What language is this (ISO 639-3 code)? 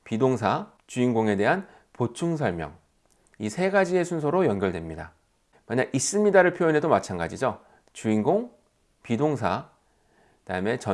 kor